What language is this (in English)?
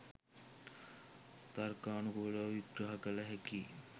Sinhala